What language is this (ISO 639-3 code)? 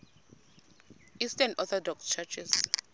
xho